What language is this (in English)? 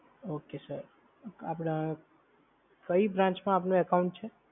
Gujarati